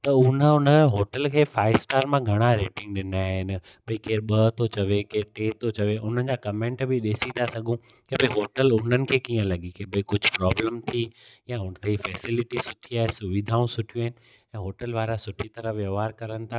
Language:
Sindhi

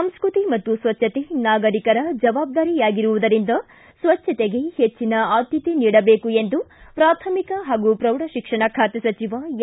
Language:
Kannada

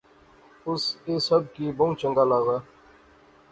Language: Pahari-Potwari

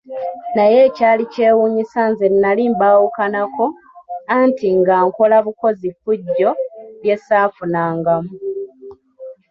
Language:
Ganda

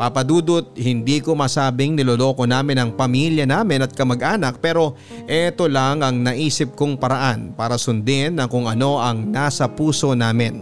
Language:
Filipino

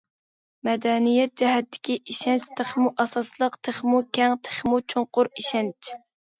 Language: Uyghur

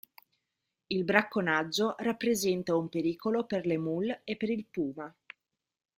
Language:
Italian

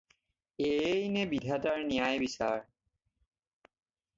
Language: Assamese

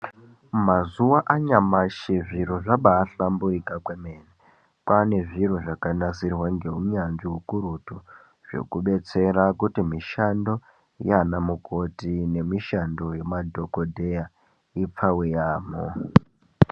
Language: Ndau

